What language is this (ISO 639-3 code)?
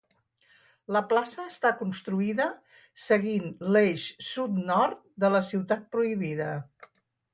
cat